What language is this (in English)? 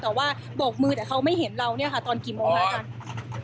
Thai